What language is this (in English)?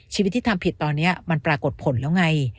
Thai